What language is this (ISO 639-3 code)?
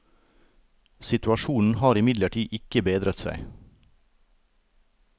nor